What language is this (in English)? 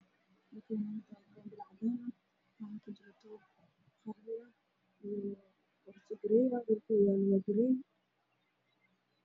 Somali